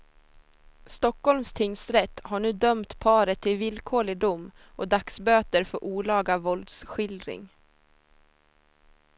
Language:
Swedish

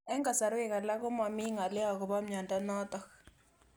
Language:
Kalenjin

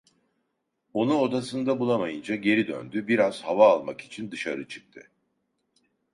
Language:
Turkish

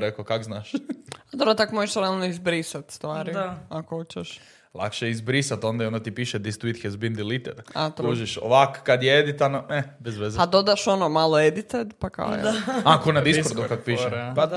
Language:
Croatian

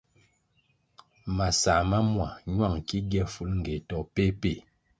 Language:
Kwasio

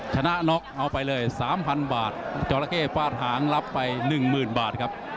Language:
Thai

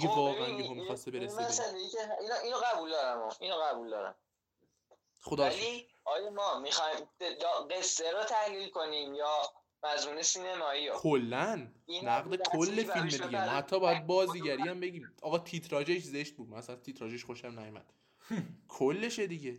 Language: Persian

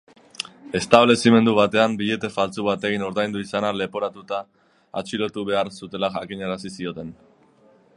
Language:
Basque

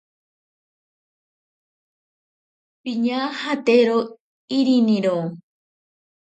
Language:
Ashéninka Perené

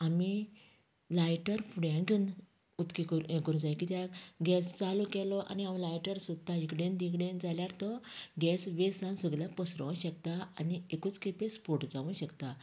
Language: Konkani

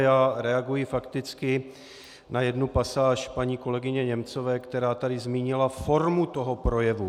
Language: Czech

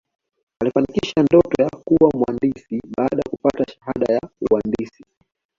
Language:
Swahili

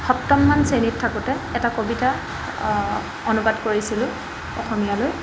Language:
Assamese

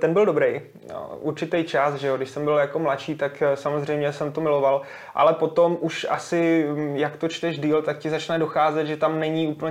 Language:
Czech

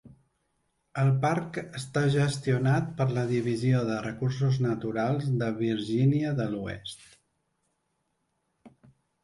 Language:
Catalan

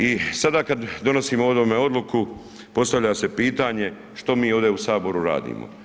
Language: Croatian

